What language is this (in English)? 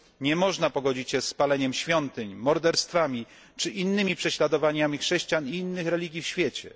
Polish